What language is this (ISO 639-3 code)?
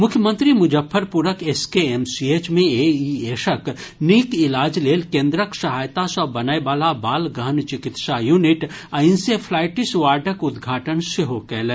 mai